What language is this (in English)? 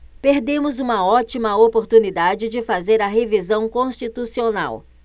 Portuguese